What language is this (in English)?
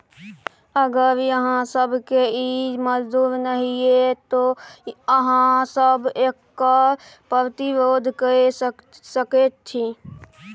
Maithili